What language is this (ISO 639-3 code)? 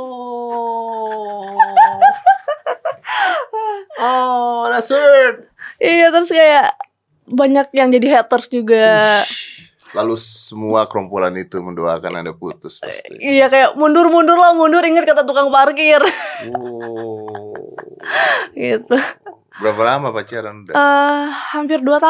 ind